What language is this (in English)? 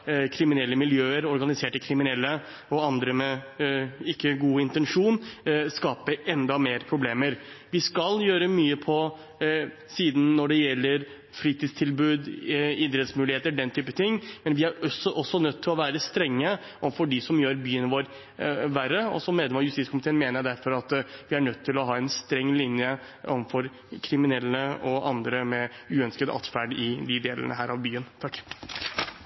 Norwegian